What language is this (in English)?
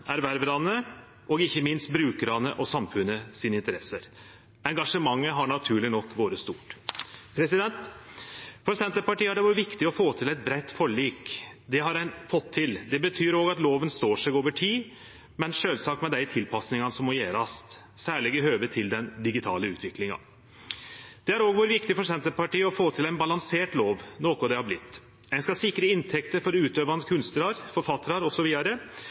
Norwegian Nynorsk